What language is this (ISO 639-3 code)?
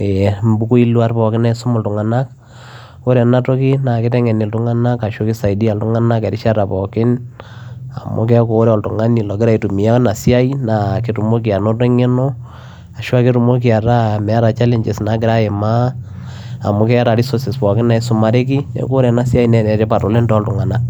mas